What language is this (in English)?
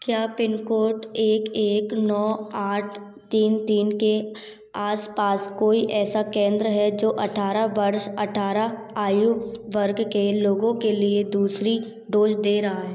Hindi